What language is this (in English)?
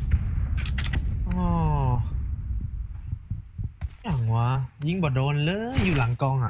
Thai